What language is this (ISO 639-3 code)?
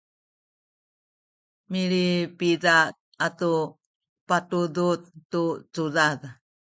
szy